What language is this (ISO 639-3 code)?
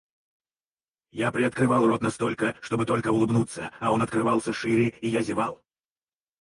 rus